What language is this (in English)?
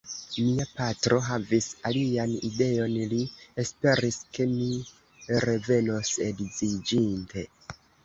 Esperanto